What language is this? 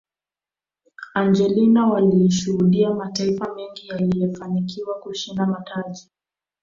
Swahili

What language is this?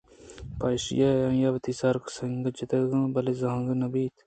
Eastern Balochi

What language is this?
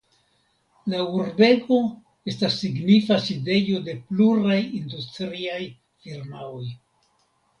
Esperanto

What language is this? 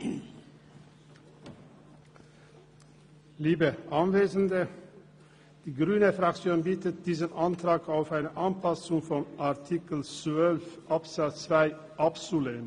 Swiss German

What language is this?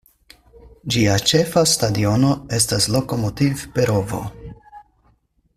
Esperanto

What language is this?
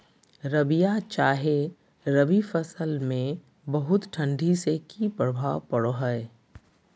Magahi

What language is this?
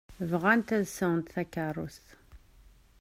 Kabyle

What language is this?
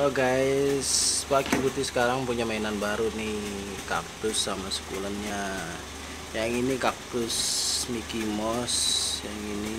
Indonesian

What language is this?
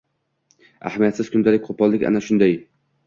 Uzbek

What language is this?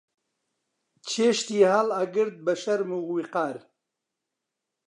Central Kurdish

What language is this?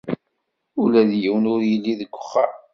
Kabyle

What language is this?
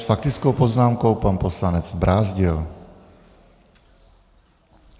Czech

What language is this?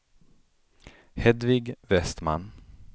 Swedish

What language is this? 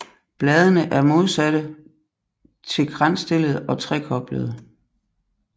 Danish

